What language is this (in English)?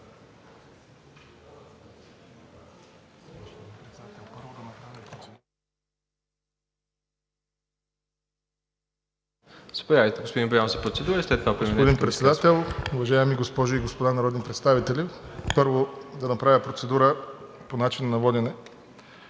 Bulgarian